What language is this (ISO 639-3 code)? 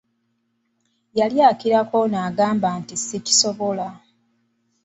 lug